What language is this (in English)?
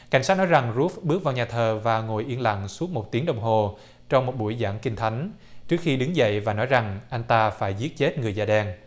Vietnamese